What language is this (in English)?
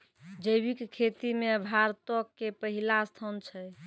Maithili